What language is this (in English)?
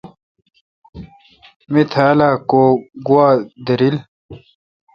Kalkoti